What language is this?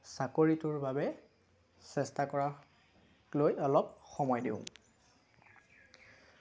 Assamese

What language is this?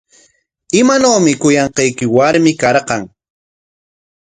Corongo Ancash Quechua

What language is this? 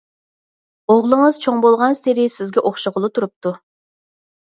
Uyghur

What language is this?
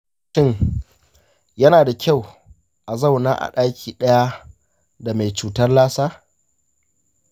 Hausa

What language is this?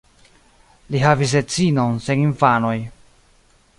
Esperanto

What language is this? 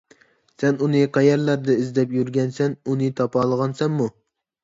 Uyghur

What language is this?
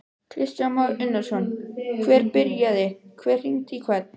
Icelandic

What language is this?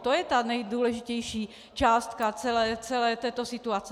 Czech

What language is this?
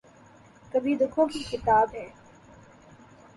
Urdu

